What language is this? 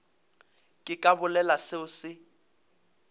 Northern Sotho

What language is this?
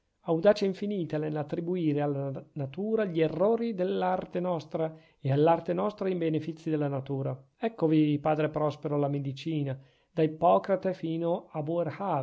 Italian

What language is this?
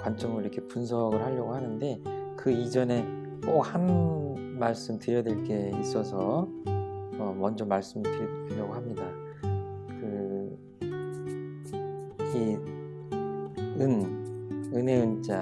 Korean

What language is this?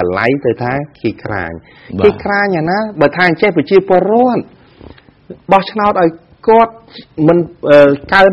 Thai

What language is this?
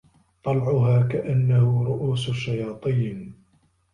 Arabic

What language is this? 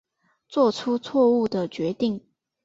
Chinese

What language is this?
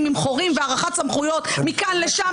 Hebrew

